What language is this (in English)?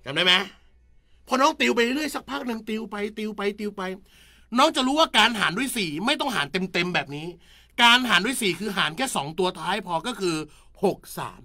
Thai